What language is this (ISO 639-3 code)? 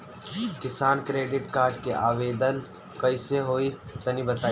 bho